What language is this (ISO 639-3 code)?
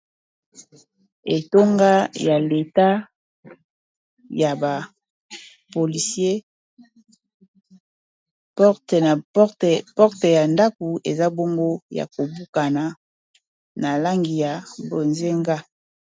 lin